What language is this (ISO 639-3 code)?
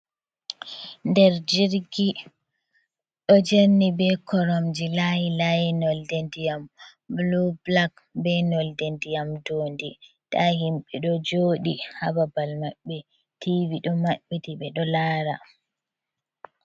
ful